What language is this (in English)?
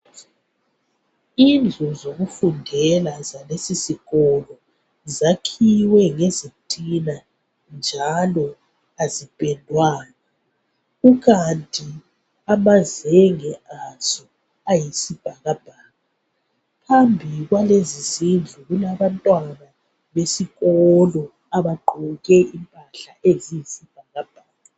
North Ndebele